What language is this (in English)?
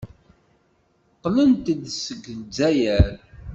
Kabyle